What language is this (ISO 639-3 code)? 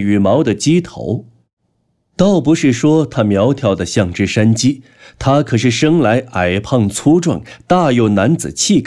zho